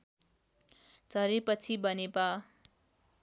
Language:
Nepali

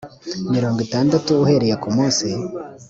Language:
Kinyarwanda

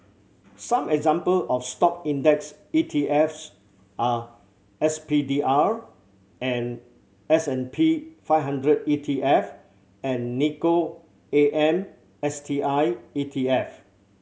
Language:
English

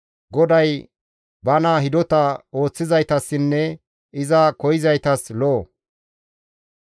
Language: Gamo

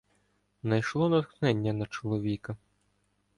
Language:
Ukrainian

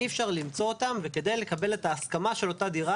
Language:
Hebrew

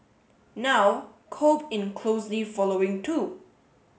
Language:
English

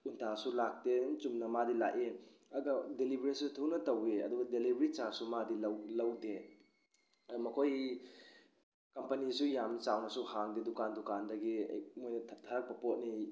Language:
Manipuri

